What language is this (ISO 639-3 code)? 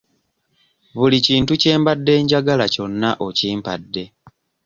lug